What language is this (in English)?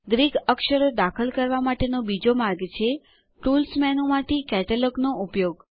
Gujarati